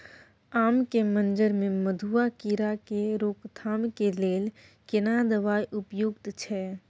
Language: Maithili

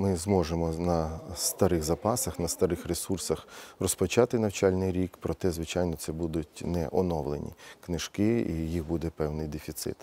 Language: Ukrainian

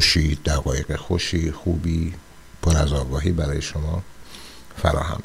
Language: Persian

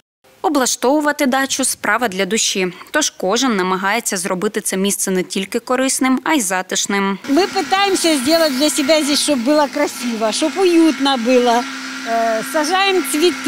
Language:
Ukrainian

